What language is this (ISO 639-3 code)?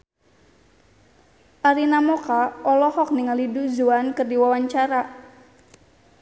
sun